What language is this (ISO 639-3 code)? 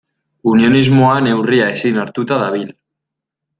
eus